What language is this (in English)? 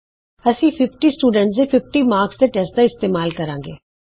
Punjabi